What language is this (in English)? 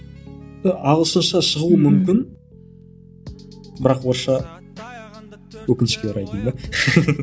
Kazakh